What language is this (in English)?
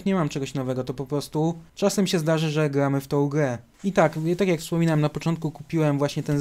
Polish